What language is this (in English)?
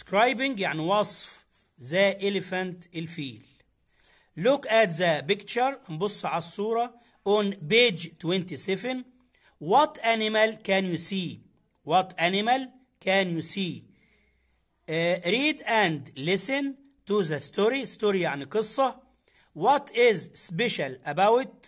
Arabic